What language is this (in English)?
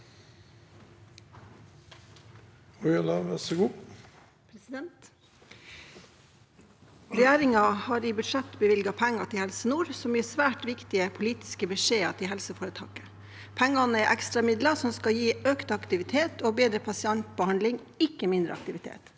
Norwegian